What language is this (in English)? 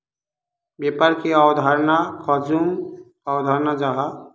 Magahi